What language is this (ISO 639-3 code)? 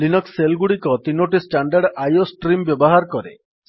ori